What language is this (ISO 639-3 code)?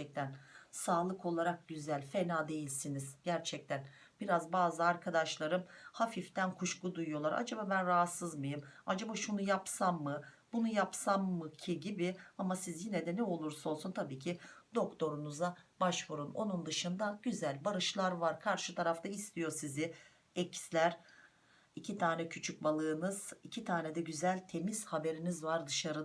tur